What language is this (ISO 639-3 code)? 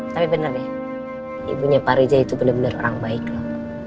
ind